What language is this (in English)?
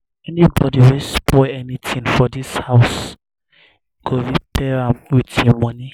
Nigerian Pidgin